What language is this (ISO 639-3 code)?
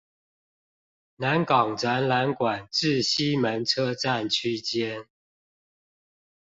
zho